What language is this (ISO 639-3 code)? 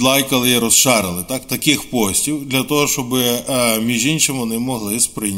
ukr